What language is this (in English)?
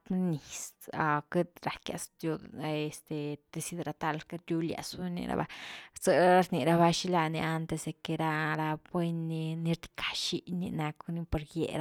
Güilá Zapotec